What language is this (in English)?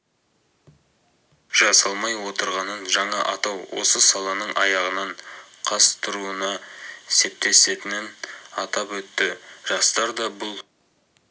Kazakh